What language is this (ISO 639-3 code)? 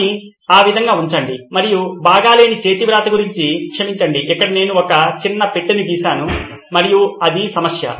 tel